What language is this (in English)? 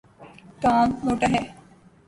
Urdu